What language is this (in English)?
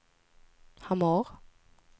Swedish